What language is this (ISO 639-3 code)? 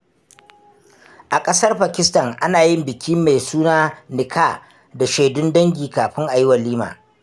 hau